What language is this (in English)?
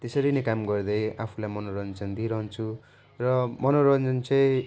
Nepali